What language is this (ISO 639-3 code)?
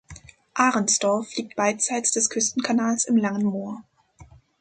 deu